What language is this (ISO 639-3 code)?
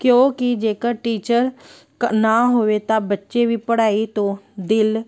pan